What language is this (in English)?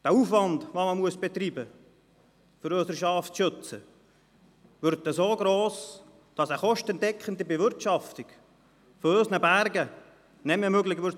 Swiss German